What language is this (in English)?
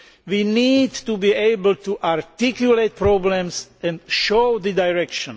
English